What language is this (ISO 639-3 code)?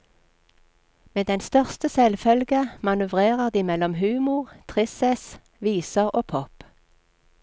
nor